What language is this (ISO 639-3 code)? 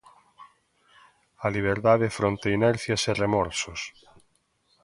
glg